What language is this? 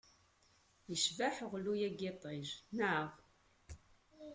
Kabyle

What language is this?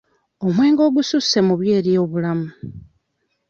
Ganda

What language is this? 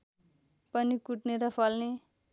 Nepali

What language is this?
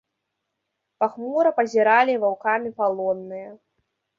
Belarusian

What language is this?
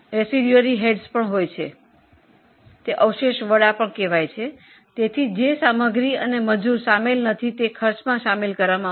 Gujarati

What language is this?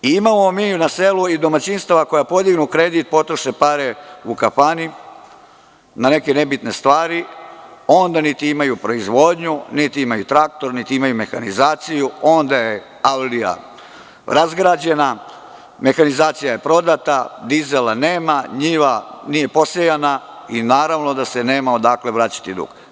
Serbian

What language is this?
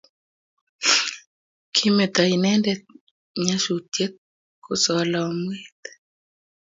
Kalenjin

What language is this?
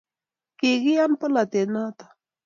Kalenjin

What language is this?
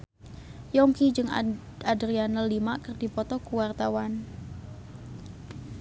Sundanese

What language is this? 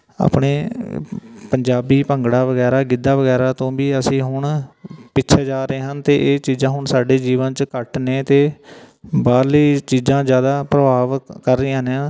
Punjabi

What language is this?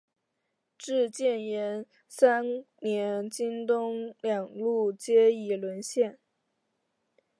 Chinese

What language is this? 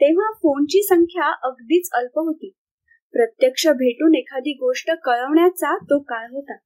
Marathi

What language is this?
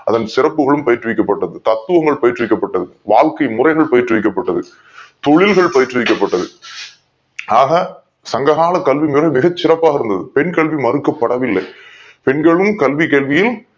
Tamil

